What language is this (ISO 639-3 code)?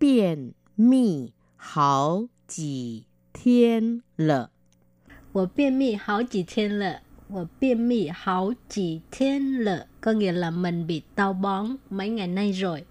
vie